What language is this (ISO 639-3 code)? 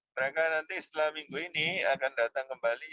ind